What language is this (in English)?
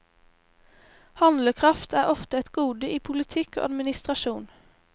Norwegian